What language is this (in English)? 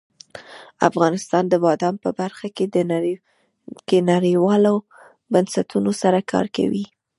Pashto